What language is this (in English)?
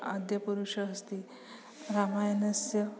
Sanskrit